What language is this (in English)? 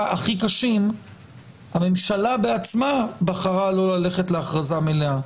Hebrew